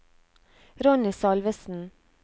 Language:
Norwegian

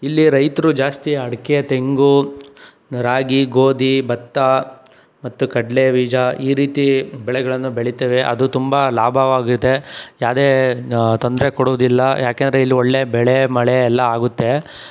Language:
Kannada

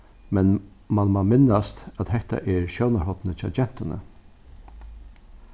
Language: Faroese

